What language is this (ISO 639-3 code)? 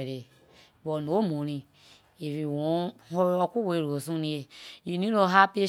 lir